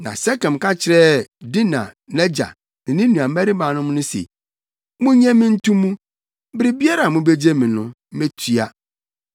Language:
Akan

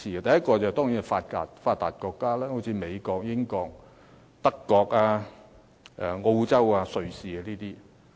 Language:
Cantonese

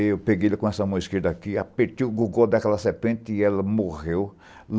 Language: Portuguese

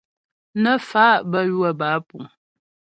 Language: Ghomala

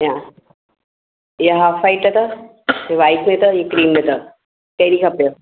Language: Sindhi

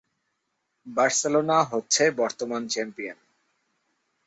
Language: Bangla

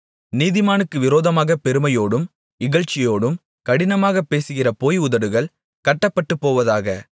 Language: Tamil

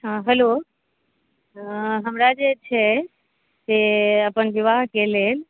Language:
Maithili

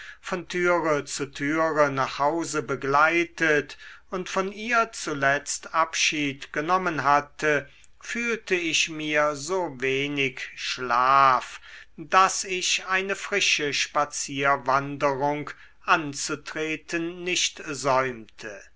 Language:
German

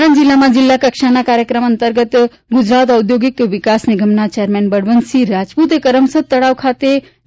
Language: Gujarati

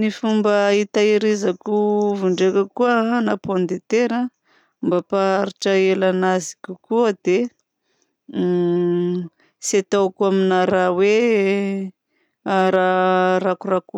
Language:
Southern Betsimisaraka Malagasy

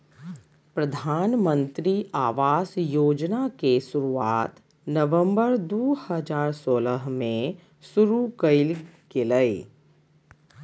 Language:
Magahi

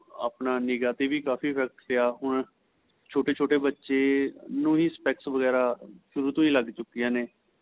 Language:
Punjabi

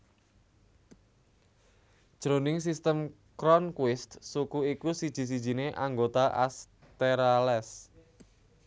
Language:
Javanese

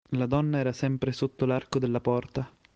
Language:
Italian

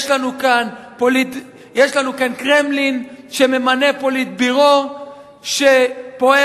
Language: Hebrew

